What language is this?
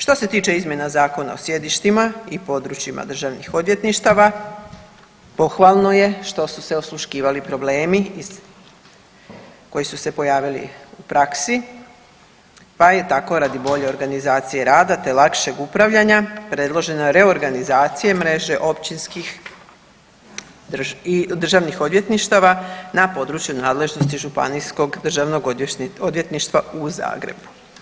Croatian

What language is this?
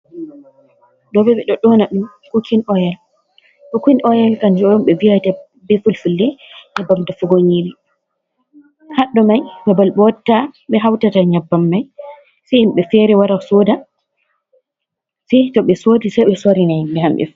Fula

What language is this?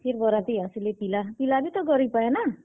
Odia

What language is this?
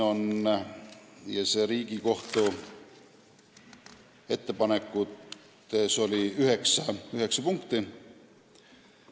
Estonian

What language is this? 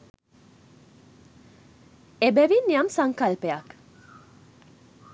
Sinhala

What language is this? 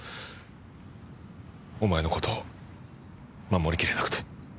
Japanese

